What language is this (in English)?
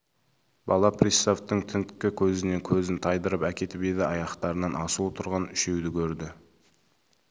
Kazakh